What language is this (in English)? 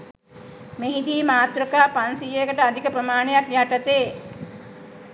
Sinhala